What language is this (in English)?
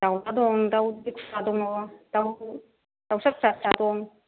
Bodo